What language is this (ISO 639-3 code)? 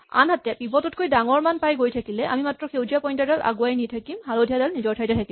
asm